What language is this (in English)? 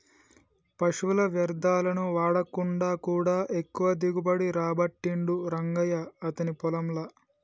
Telugu